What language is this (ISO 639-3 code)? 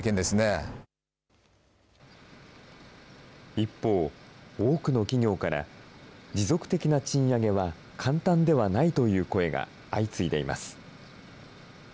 jpn